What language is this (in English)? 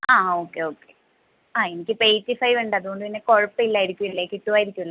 Malayalam